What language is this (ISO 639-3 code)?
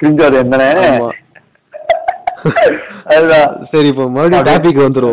tam